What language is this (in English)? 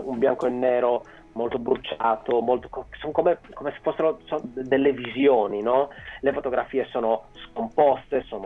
Italian